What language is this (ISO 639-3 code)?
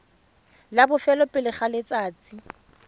tsn